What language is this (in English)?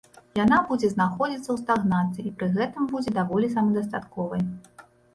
Belarusian